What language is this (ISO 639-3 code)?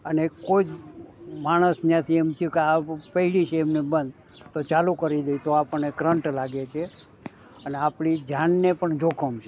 guj